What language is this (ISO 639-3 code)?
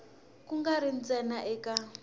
tso